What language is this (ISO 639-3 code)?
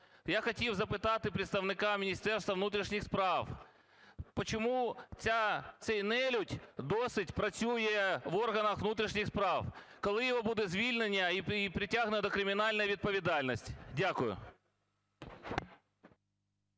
ukr